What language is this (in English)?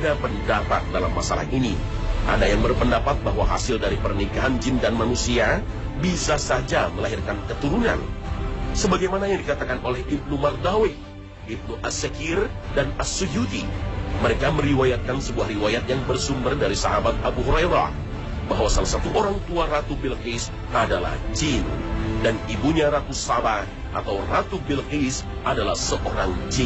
Indonesian